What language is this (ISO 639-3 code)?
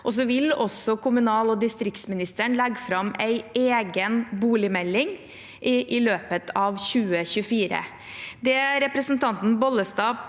nor